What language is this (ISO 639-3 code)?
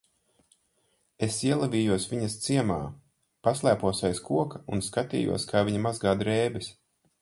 lav